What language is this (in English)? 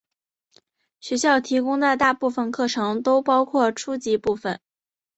Chinese